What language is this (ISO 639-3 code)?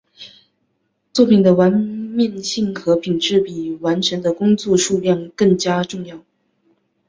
zho